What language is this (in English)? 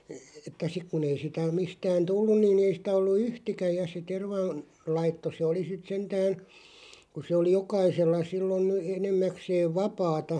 Finnish